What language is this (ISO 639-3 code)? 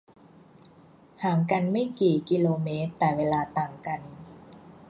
tha